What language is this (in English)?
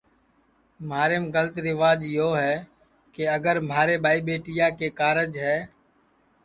Sansi